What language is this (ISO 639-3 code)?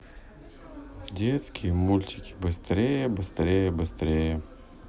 rus